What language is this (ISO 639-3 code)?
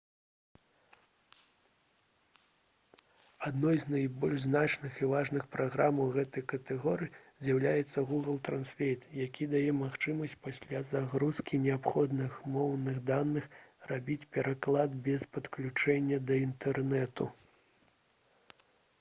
bel